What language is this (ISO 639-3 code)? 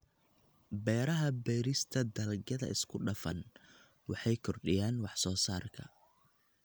som